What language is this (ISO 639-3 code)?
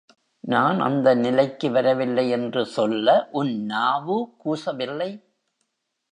tam